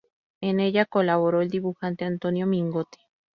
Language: Spanish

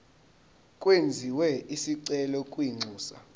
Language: Zulu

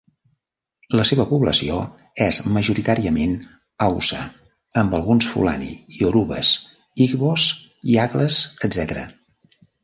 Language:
Catalan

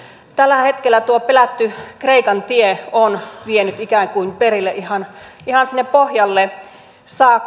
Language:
Finnish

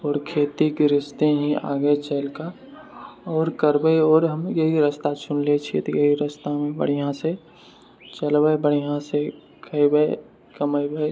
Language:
Maithili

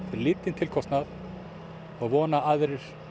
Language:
Icelandic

